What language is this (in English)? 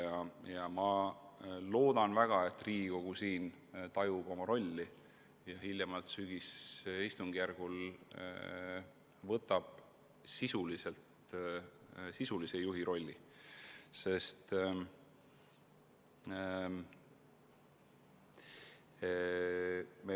Estonian